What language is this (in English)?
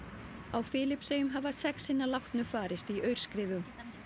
Icelandic